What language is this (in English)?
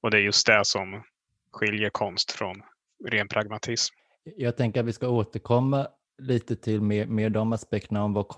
Swedish